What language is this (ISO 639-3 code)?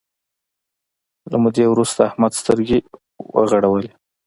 pus